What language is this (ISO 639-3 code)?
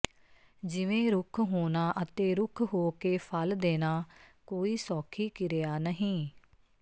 pan